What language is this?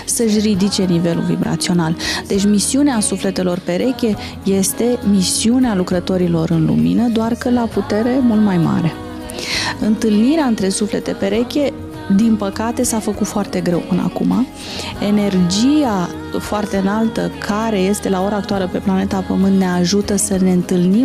Romanian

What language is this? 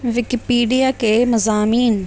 Urdu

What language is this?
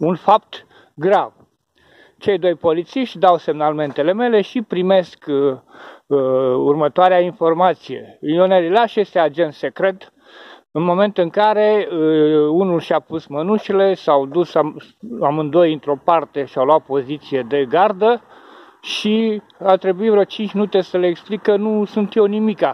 Romanian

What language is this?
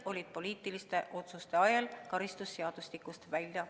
Estonian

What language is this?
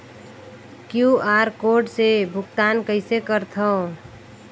Chhattisgarhi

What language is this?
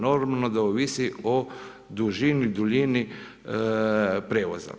Croatian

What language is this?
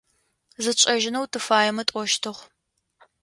Adyghe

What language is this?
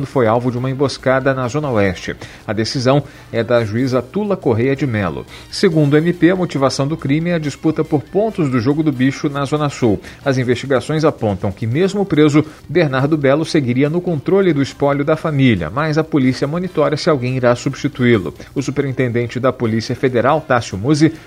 Portuguese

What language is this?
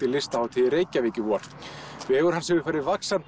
Icelandic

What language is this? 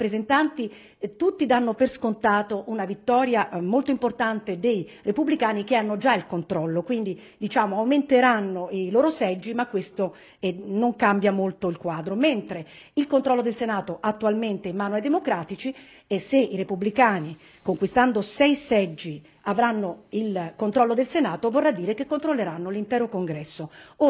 Italian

